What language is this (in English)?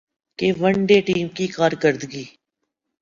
Urdu